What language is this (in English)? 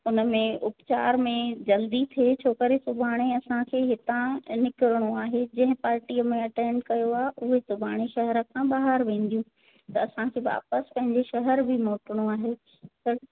Sindhi